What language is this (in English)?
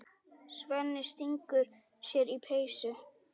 Icelandic